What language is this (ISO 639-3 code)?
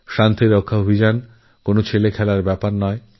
ben